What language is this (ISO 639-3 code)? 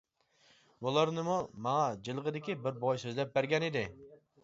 uig